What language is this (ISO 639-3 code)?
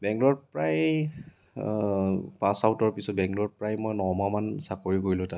asm